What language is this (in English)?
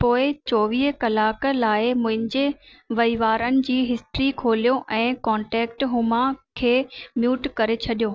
Sindhi